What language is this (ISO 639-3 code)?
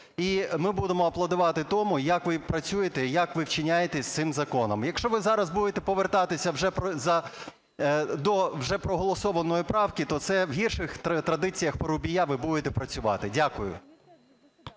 ukr